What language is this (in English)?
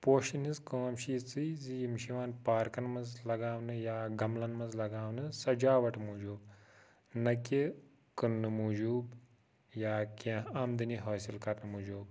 Kashmiri